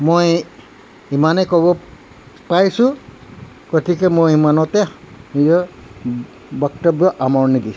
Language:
Assamese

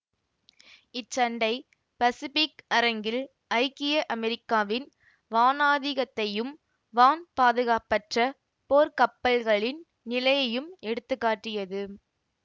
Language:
Tamil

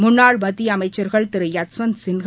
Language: Tamil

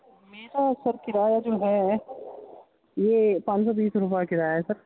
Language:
Urdu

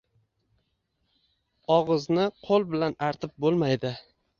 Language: Uzbek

